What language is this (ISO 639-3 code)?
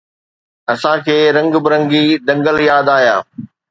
snd